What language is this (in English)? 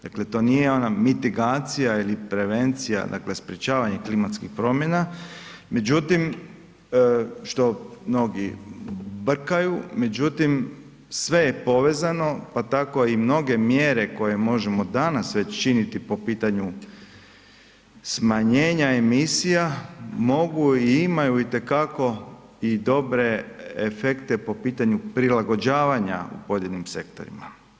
Croatian